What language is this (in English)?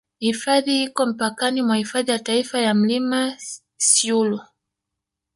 Swahili